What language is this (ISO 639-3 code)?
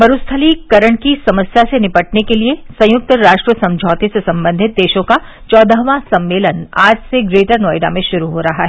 hin